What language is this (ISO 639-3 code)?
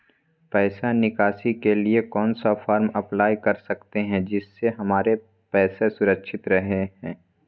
mag